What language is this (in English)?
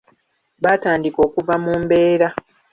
Ganda